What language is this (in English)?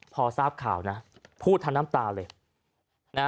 Thai